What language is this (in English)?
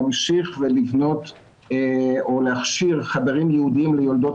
Hebrew